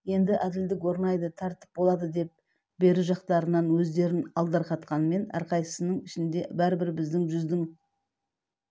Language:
Kazakh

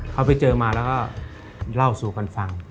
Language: Thai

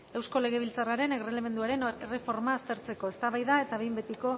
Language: Basque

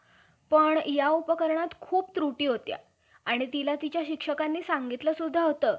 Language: Marathi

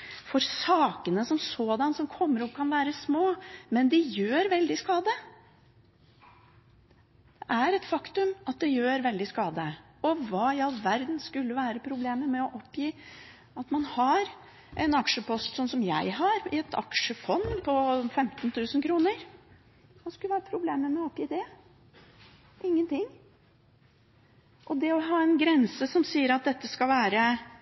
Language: Norwegian Bokmål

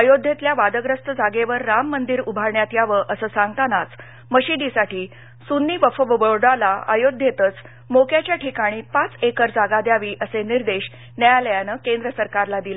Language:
Marathi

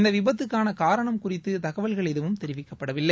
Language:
Tamil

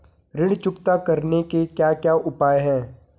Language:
Hindi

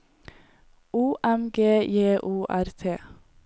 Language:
Norwegian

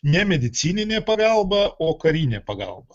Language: Lithuanian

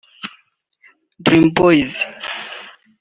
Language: Kinyarwanda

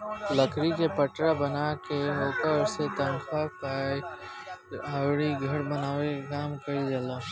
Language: Bhojpuri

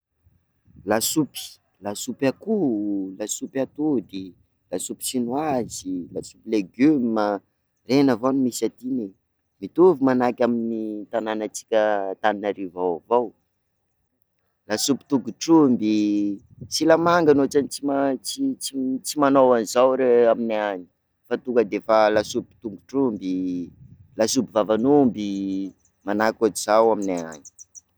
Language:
Sakalava Malagasy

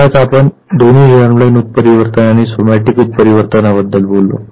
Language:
Marathi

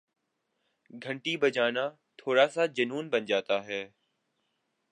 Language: Urdu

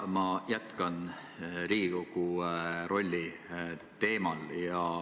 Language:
Estonian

